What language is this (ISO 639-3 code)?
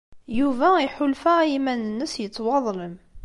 kab